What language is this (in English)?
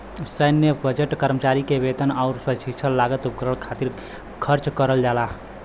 Bhojpuri